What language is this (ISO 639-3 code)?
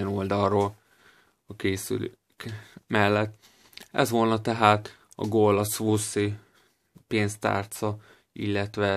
hun